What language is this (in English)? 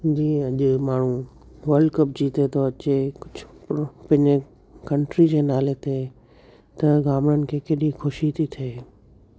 Sindhi